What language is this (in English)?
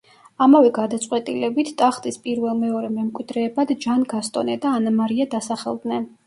Georgian